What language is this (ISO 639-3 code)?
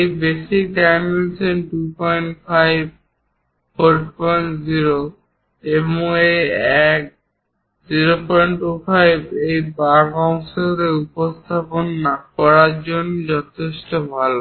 ben